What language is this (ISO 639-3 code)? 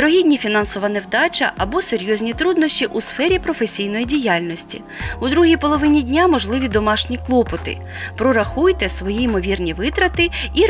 ukr